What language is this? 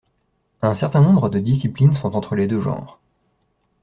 French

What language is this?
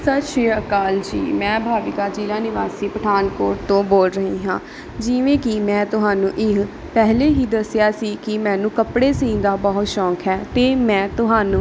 Punjabi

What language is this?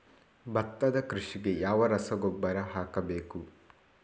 Kannada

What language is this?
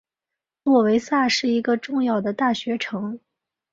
Chinese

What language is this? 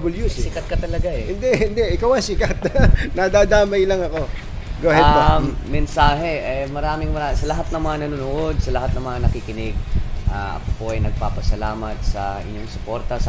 Filipino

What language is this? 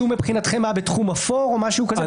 Hebrew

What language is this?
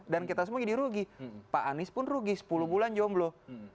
Indonesian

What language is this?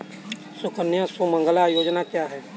Hindi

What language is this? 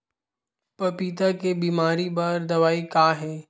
Chhattisgarhi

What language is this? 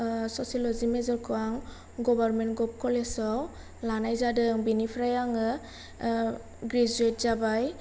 Bodo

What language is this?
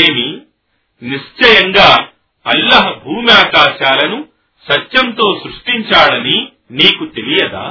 Telugu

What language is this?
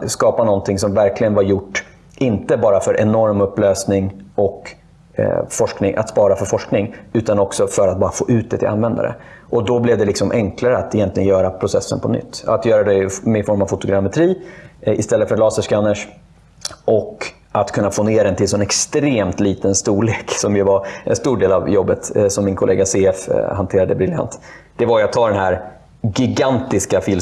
Swedish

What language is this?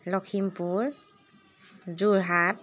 Assamese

